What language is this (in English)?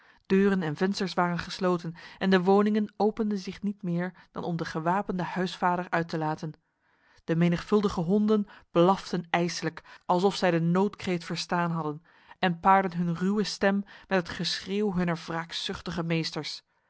Dutch